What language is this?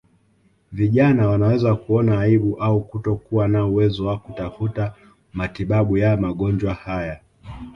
Swahili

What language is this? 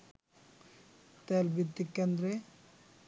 Bangla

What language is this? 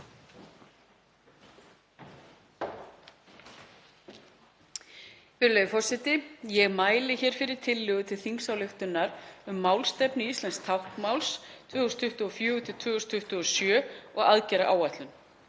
Icelandic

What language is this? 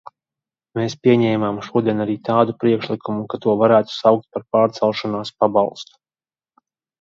Latvian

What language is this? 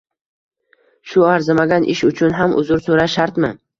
Uzbek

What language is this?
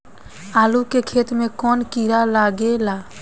Bhojpuri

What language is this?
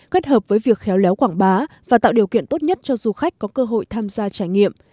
Vietnamese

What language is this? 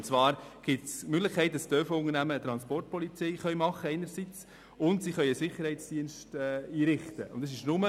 Swiss German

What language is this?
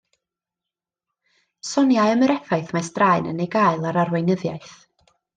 Welsh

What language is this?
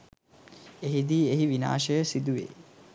Sinhala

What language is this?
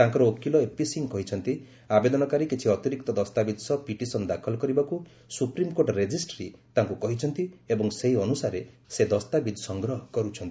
Odia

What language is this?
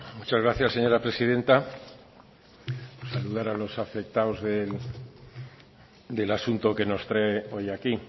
Spanish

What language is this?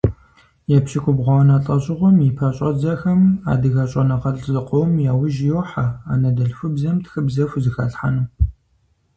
Kabardian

